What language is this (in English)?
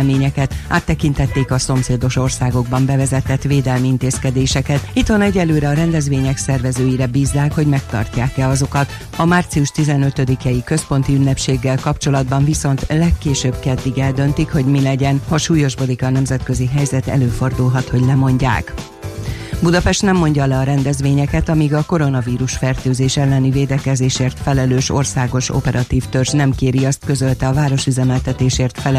Hungarian